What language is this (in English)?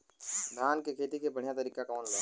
Bhojpuri